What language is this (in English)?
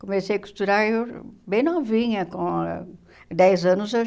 Portuguese